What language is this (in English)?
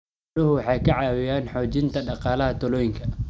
Somali